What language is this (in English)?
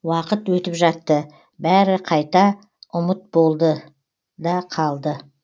Kazakh